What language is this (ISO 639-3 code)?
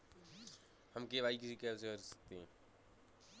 hin